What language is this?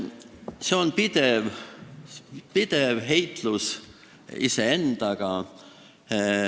Estonian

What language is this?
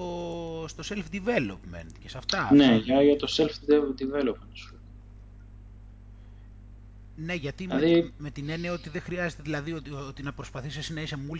Greek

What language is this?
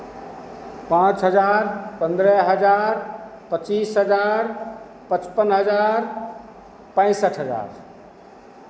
Hindi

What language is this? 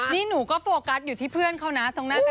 Thai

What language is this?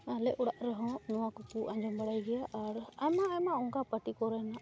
Santali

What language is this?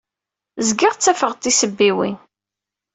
Kabyle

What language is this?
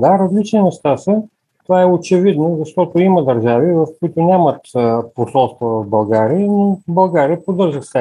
Bulgarian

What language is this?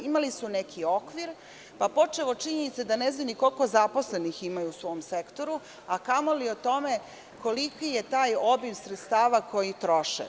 Serbian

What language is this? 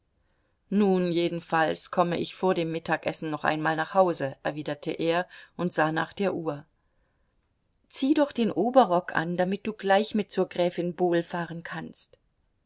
German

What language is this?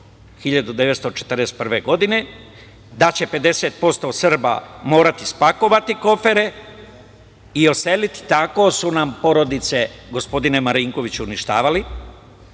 Serbian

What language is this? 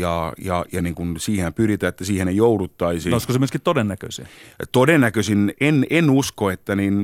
Finnish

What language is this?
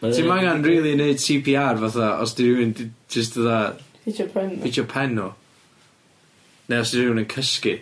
Welsh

